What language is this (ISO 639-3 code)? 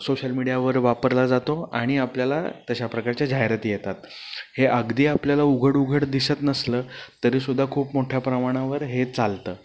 mar